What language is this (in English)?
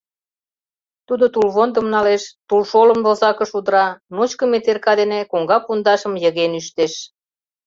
Mari